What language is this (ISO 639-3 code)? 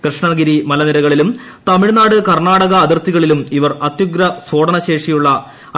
mal